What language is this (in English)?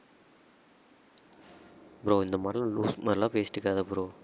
Tamil